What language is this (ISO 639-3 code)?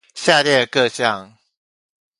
zho